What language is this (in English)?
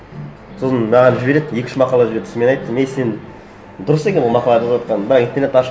Kazakh